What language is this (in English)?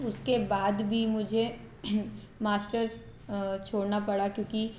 Hindi